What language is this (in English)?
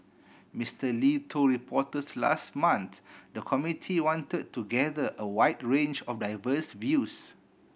English